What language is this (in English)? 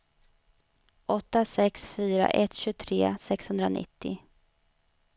Swedish